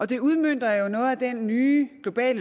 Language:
Danish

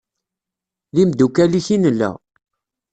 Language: Kabyle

